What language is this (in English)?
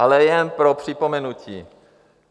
Czech